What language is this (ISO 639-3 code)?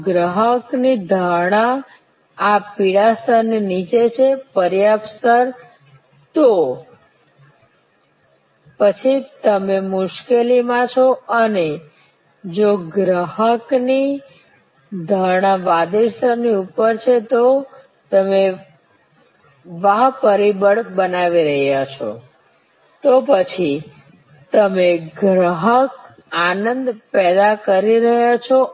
guj